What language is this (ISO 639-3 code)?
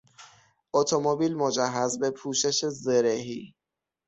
fas